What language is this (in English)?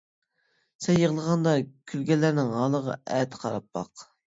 Uyghur